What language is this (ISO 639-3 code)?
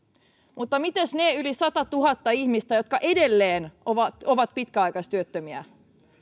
fin